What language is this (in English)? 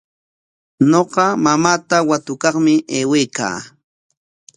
Corongo Ancash Quechua